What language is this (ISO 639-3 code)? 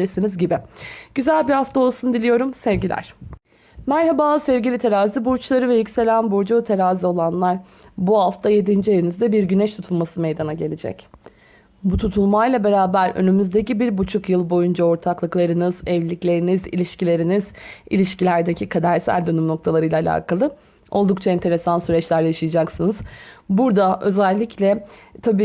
tur